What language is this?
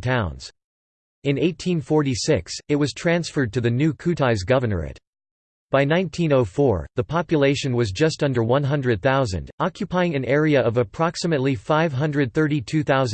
English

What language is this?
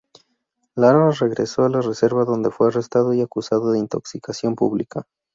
Spanish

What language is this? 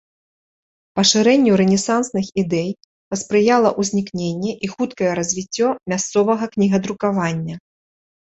Belarusian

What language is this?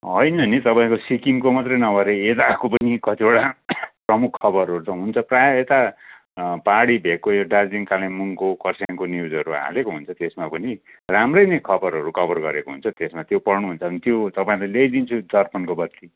Nepali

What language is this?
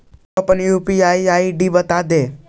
Magahi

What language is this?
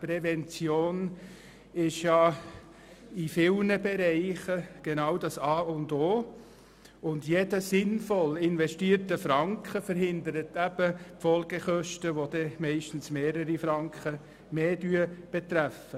Swiss German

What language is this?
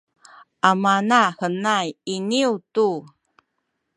Sakizaya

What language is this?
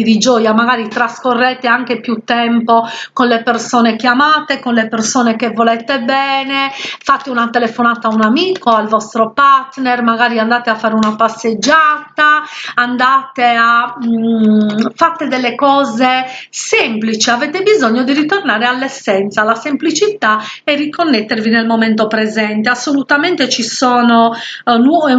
Italian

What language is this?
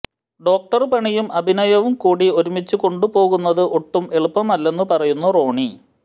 Malayalam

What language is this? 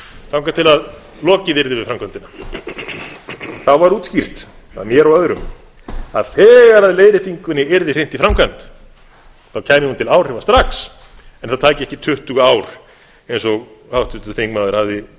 Icelandic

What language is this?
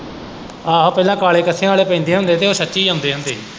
Punjabi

